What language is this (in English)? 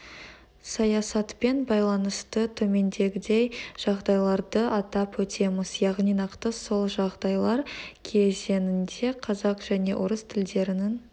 Kazakh